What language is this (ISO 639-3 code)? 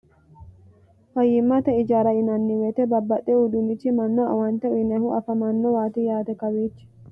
sid